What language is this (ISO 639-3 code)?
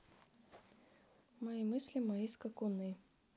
rus